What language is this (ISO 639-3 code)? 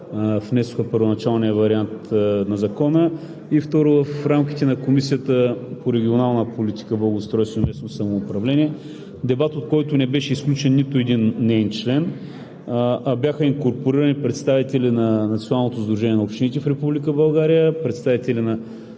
bul